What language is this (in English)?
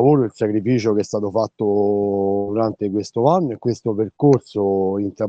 Italian